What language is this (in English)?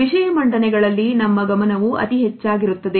Kannada